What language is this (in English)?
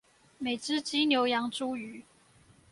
Chinese